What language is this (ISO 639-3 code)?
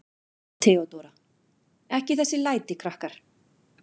isl